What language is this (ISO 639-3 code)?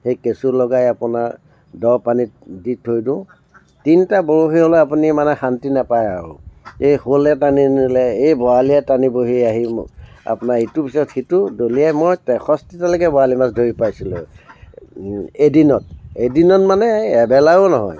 asm